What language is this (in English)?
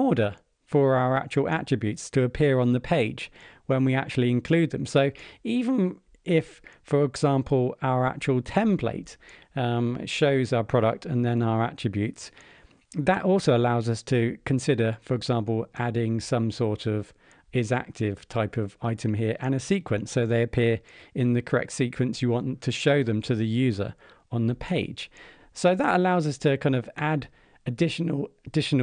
English